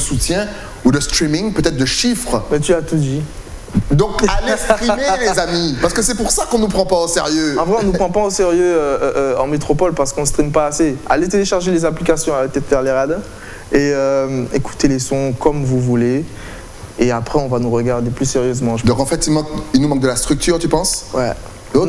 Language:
French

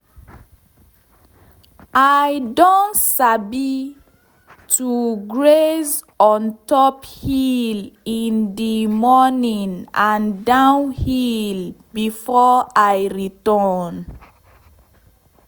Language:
Nigerian Pidgin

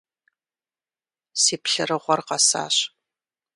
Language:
Kabardian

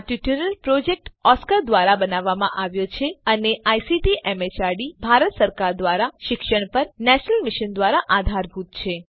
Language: Gujarati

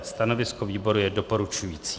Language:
Czech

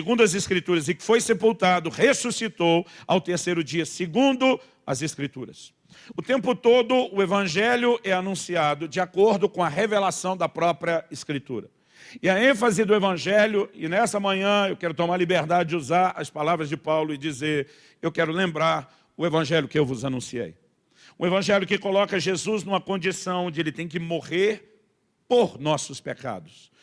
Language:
Portuguese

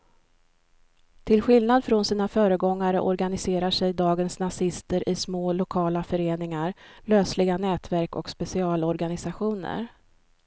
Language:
Swedish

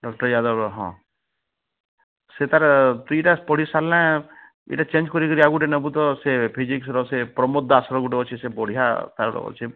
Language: Odia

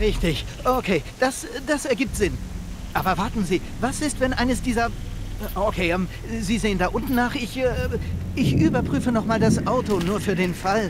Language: German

